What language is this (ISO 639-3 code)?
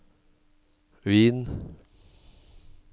nor